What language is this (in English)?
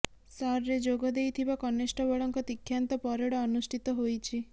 Odia